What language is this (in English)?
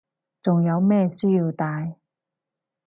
Cantonese